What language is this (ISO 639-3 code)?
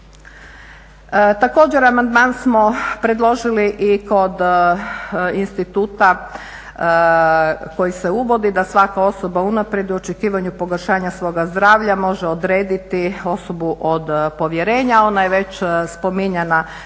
hrv